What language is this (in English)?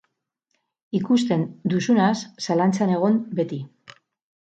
Basque